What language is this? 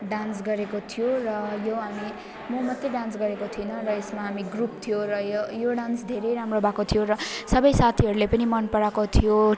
Nepali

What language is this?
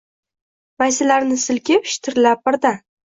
Uzbek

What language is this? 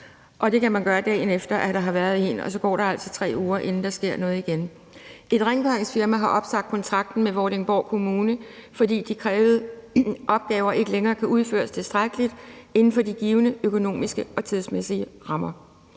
Danish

